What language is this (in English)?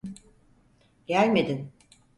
Turkish